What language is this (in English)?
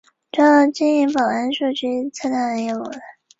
Chinese